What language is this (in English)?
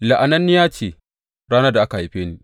Hausa